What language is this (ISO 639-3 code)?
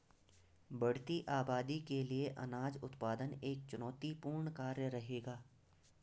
hin